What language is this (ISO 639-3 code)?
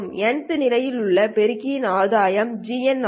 tam